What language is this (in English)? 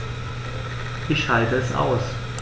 German